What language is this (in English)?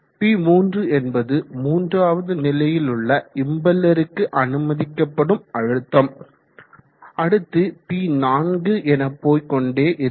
Tamil